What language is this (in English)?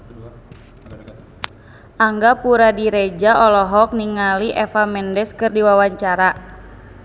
Sundanese